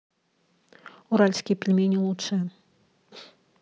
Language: Russian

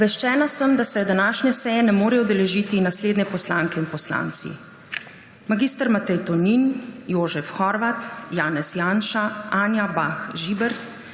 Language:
Slovenian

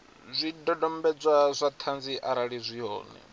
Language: Venda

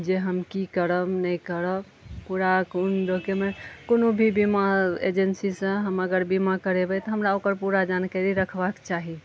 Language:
Maithili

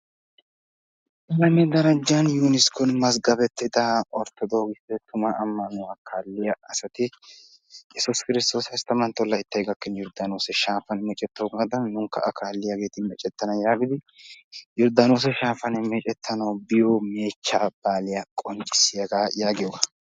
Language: Wolaytta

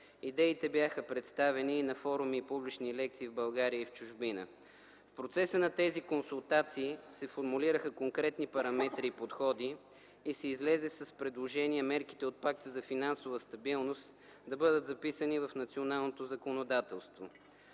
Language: Bulgarian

